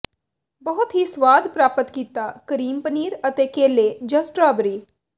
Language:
Punjabi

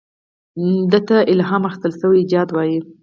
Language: Pashto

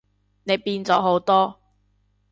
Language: Cantonese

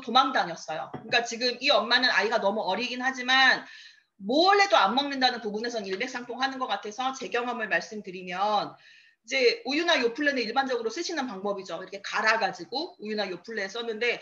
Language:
Korean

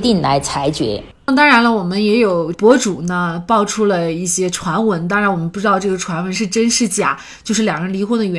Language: Chinese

